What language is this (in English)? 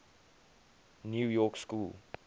English